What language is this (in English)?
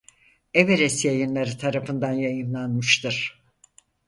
Turkish